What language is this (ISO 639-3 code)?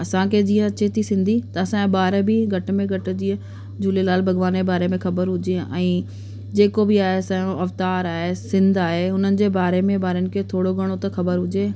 snd